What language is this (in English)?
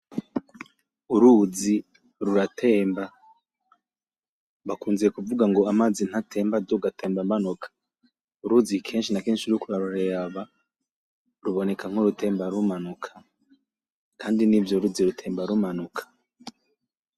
Rundi